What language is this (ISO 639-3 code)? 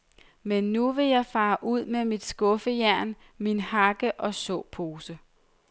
dan